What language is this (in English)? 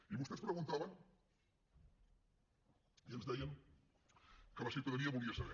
Catalan